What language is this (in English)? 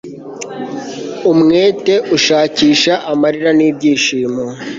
Kinyarwanda